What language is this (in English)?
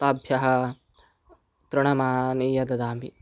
Sanskrit